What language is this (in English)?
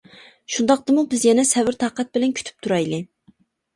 Uyghur